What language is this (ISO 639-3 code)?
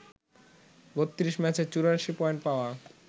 ben